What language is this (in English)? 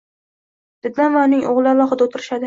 Uzbek